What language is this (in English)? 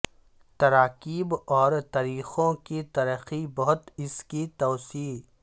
Urdu